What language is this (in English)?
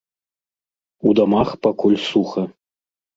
Belarusian